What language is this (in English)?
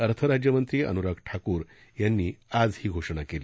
Marathi